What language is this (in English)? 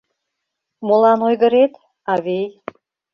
Mari